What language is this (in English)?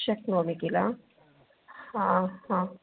Sanskrit